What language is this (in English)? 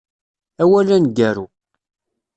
Kabyle